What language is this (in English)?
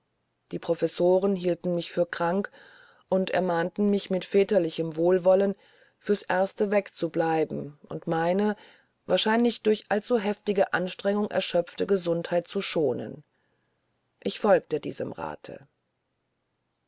German